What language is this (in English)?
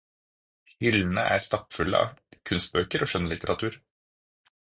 Norwegian Bokmål